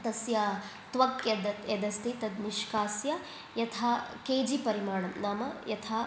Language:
Sanskrit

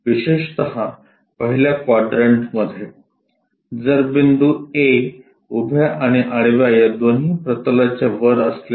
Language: Marathi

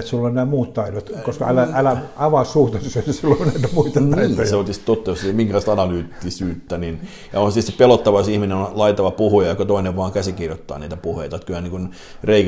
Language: Finnish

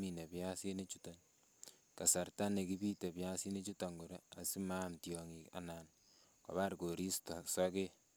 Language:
Kalenjin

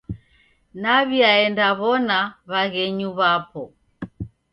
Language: Taita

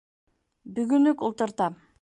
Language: Bashkir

